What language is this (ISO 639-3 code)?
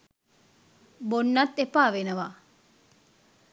sin